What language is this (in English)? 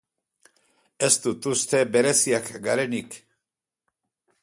Basque